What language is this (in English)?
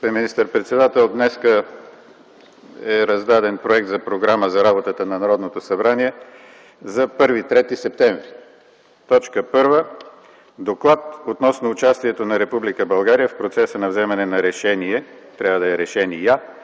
Bulgarian